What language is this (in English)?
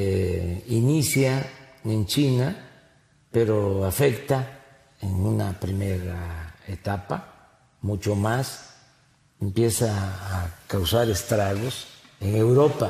Spanish